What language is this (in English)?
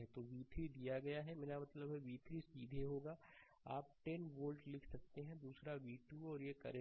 Hindi